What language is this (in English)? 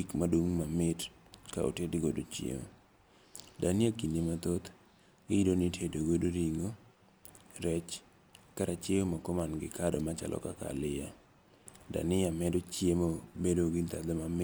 Luo (Kenya and Tanzania)